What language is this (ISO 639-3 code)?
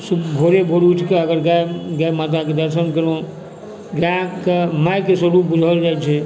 mai